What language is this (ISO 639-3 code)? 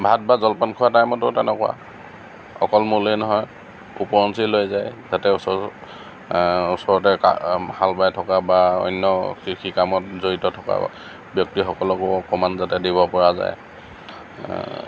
asm